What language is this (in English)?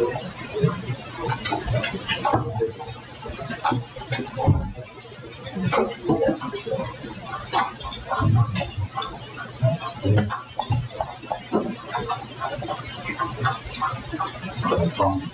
Korean